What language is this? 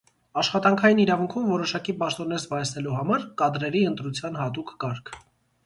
Armenian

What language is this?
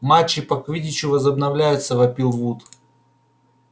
Russian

